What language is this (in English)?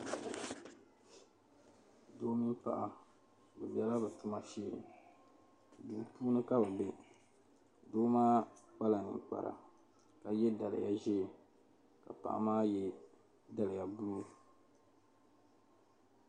Dagbani